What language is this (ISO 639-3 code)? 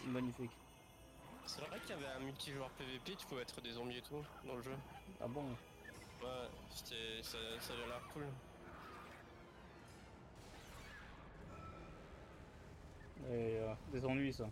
fra